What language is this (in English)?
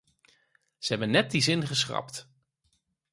Dutch